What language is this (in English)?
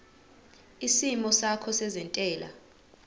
Zulu